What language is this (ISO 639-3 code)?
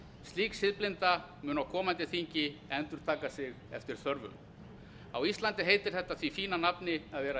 isl